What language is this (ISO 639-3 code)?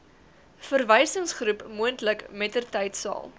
afr